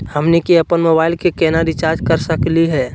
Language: Magahi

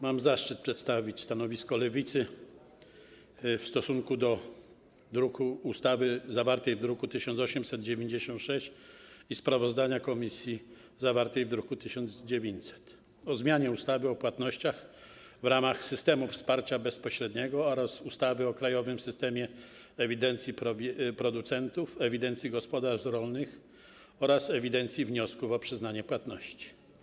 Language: Polish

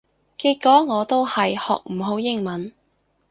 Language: Cantonese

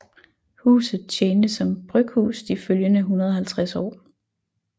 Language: Danish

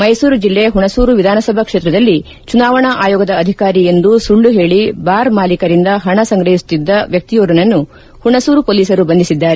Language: Kannada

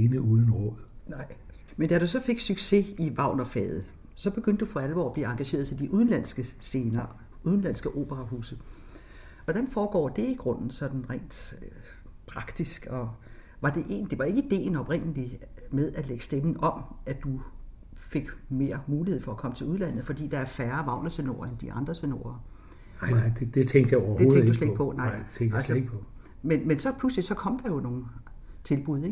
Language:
Danish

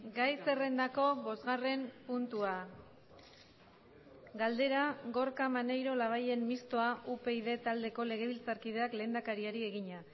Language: Basque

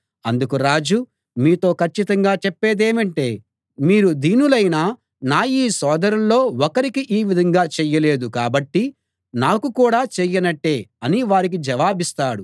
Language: Telugu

